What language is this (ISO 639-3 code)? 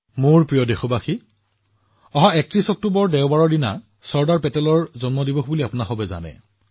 asm